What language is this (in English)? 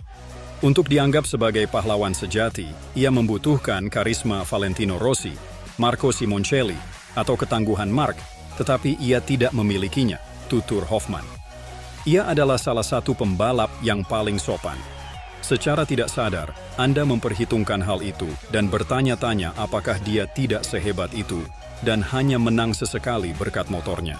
Indonesian